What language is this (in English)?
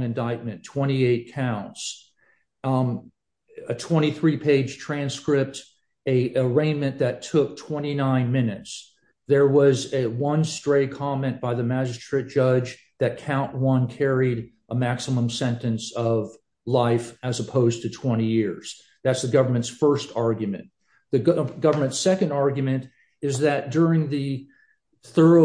English